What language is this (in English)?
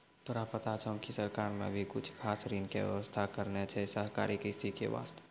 Maithili